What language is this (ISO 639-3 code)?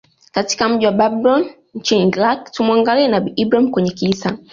swa